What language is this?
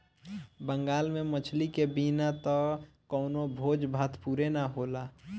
Bhojpuri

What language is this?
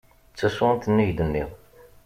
Kabyle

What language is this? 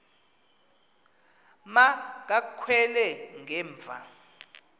Xhosa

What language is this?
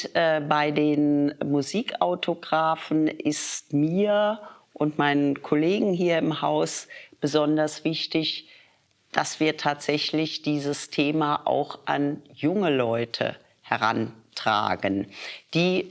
German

